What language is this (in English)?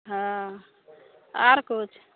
Maithili